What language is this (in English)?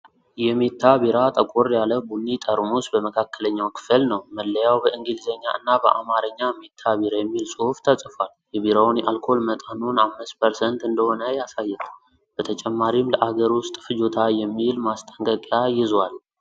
Amharic